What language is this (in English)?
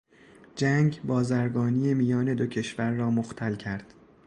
Persian